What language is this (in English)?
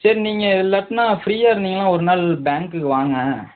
Tamil